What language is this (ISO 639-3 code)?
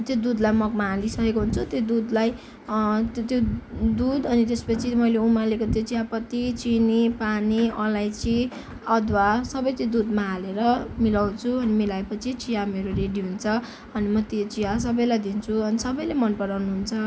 nep